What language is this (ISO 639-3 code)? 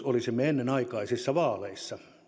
fin